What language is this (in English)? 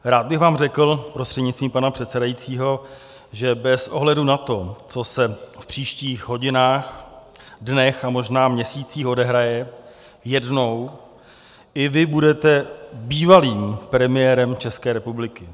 Czech